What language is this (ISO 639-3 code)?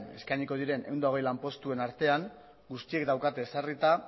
eus